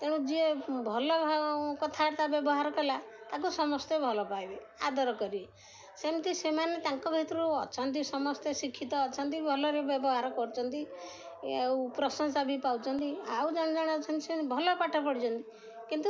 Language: Odia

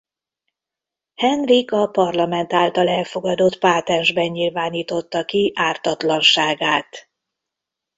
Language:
Hungarian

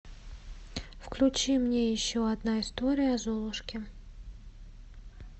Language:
Russian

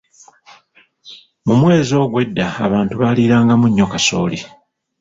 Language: Ganda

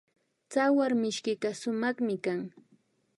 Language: Imbabura Highland Quichua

